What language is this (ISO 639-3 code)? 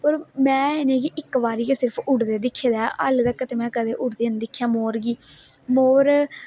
doi